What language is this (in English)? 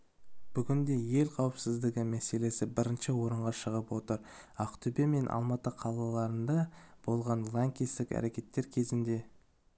Kazakh